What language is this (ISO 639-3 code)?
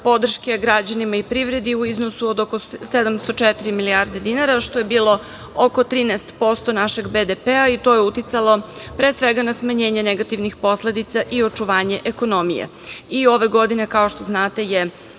srp